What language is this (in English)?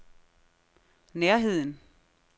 Danish